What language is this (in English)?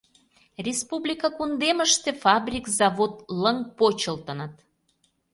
Mari